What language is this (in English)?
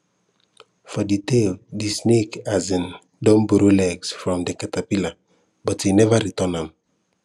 Nigerian Pidgin